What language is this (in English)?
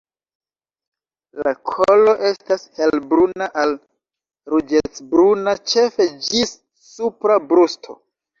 Esperanto